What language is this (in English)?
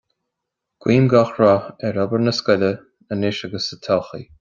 Irish